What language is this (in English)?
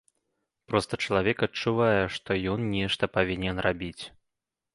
Belarusian